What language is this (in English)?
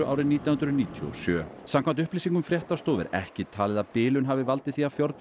Icelandic